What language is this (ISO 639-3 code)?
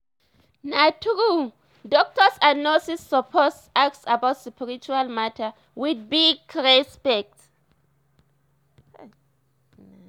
pcm